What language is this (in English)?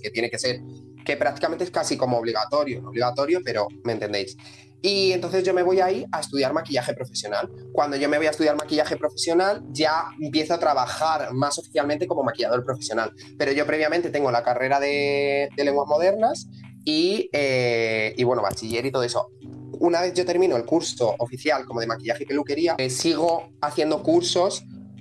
Spanish